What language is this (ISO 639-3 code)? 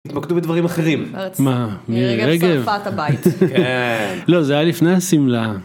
heb